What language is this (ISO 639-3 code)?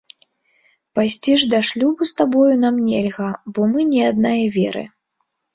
bel